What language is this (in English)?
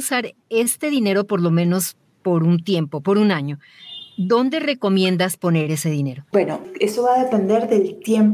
Spanish